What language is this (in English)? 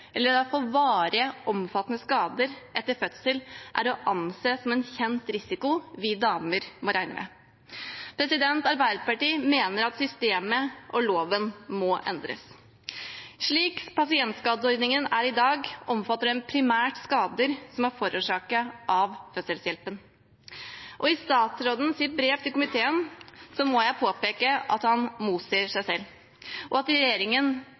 Norwegian Bokmål